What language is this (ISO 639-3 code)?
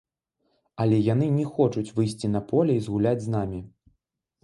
bel